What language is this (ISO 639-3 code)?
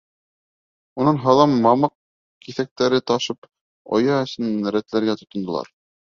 bak